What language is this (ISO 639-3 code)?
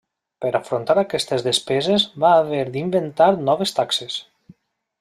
cat